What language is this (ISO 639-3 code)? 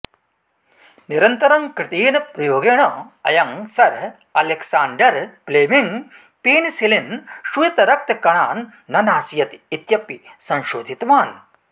san